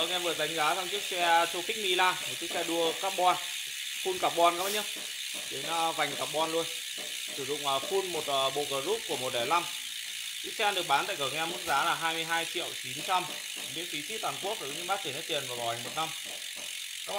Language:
Vietnamese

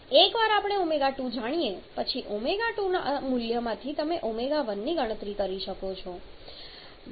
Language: Gujarati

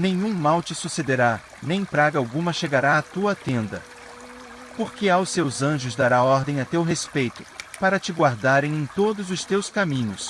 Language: Portuguese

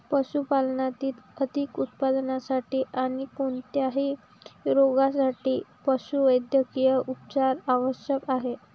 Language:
Marathi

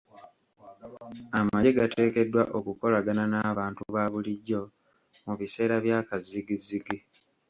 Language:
Ganda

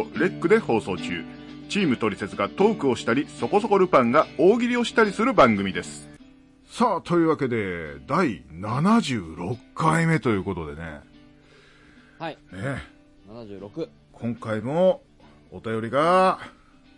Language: Japanese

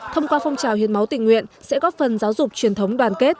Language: Vietnamese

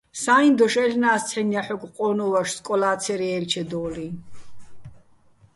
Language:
Bats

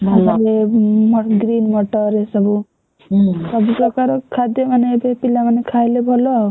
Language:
Odia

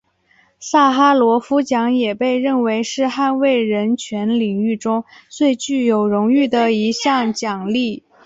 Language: Chinese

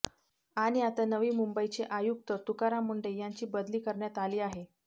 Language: Marathi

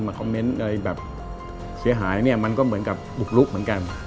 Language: Thai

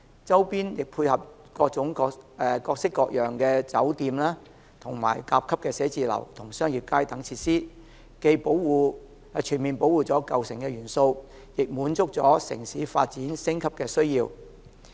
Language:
Cantonese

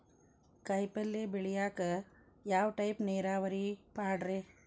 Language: Kannada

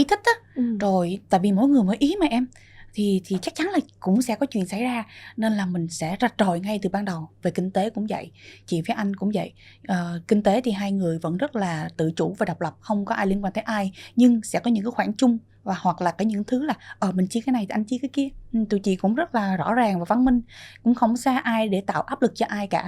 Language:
Vietnamese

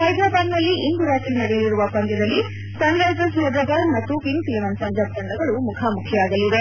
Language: Kannada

